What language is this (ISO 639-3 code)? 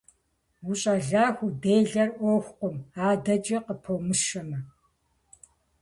kbd